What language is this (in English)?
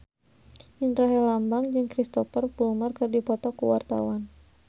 Sundanese